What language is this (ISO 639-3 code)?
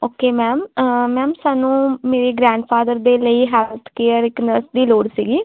pan